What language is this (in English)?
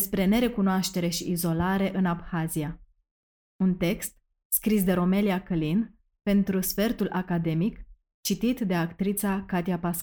Romanian